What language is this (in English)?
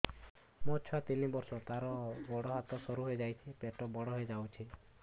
Odia